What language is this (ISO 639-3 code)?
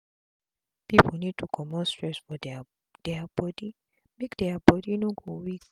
pcm